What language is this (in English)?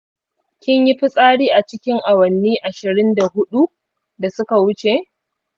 Hausa